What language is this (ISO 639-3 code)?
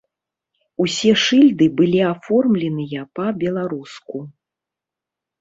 bel